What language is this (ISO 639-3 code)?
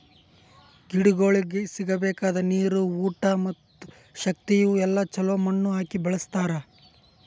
kan